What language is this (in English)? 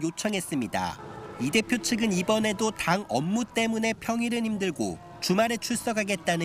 Korean